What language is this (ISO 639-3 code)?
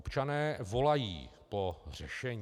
ces